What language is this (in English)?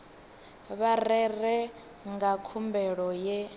Venda